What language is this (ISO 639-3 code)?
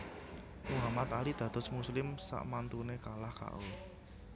jav